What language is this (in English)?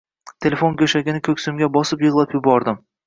Uzbek